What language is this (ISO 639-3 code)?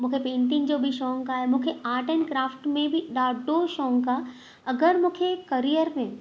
snd